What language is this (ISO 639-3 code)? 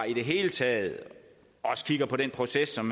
dan